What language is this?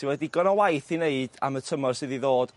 Welsh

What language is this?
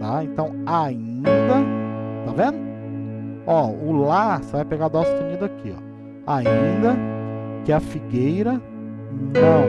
Portuguese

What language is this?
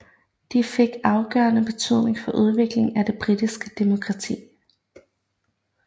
Danish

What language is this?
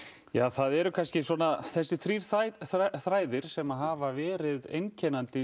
Icelandic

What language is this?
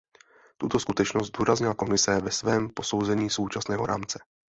Czech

